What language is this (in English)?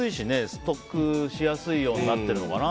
Japanese